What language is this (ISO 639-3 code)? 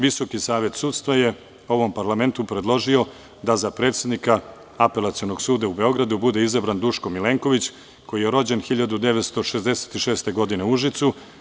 srp